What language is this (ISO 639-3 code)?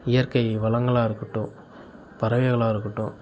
tam